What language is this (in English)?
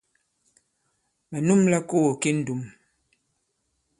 Bankon